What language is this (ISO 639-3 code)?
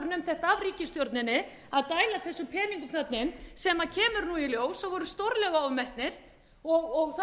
isl